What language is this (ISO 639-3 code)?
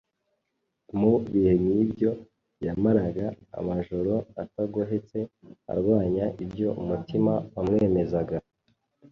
kin